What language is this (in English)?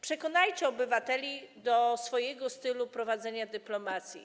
Polish